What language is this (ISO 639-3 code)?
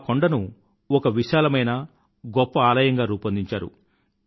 tel